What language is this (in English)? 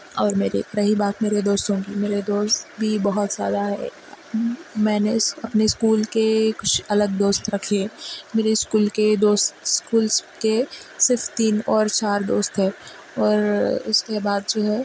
Urdu